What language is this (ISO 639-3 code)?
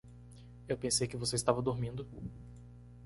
por